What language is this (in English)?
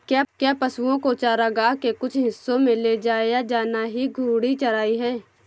Hindi